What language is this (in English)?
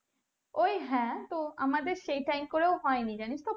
Bangla